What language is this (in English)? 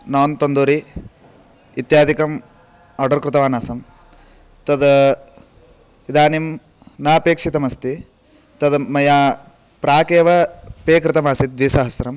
Sanskrit